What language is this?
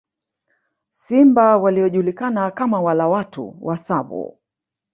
Swahili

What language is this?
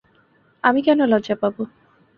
Bangla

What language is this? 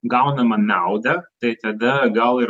Lithuanian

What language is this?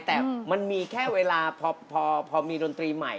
Thai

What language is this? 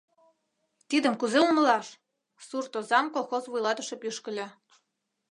Mari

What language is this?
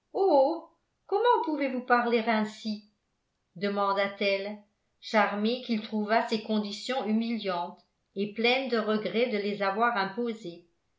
French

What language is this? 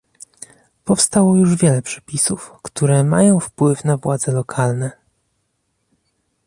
Polish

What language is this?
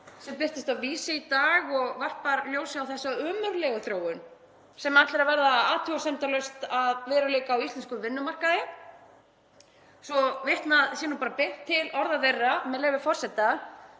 Icelandic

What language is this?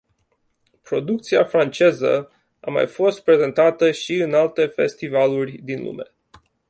Romanian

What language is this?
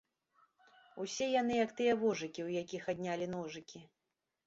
Belarusian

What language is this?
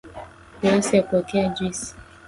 Swahili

